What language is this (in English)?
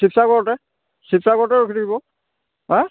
Assamese